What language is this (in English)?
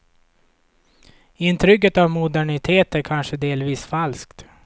Swedish